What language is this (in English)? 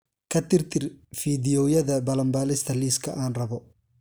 Somali